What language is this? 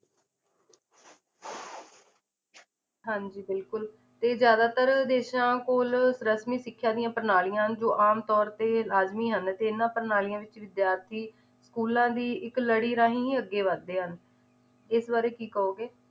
Punjabi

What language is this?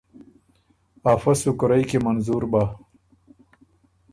Ormuri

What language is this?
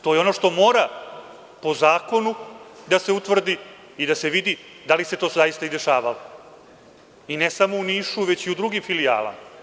Serbian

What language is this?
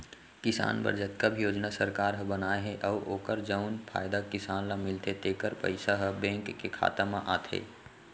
Chhattisgarhi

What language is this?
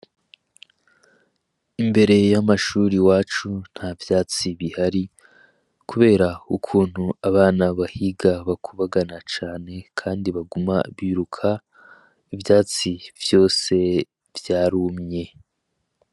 Rundi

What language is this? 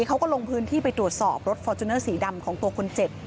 Thai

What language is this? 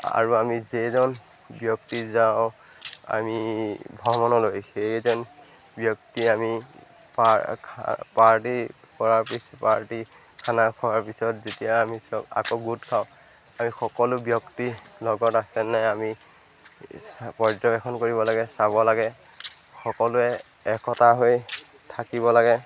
Assamese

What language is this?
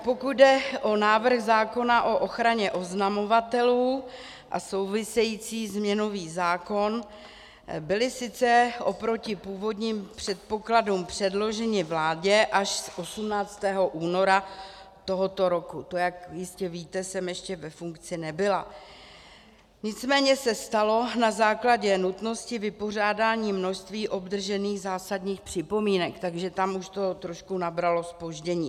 Czech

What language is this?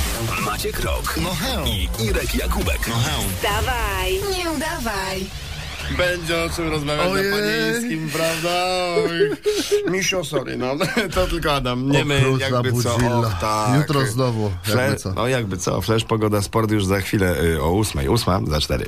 Polish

